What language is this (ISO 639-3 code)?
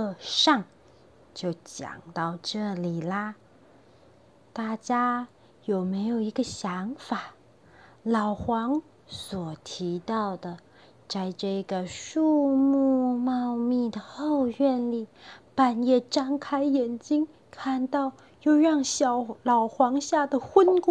zho